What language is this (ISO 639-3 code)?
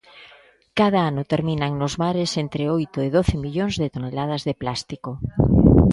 glg